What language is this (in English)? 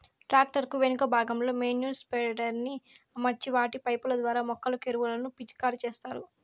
Telugu